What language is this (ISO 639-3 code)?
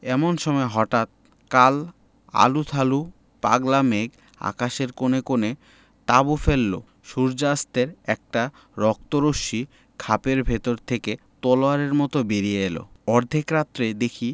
ben